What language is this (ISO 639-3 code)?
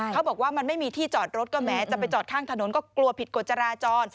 tha